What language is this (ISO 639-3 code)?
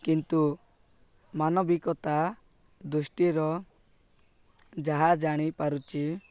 ori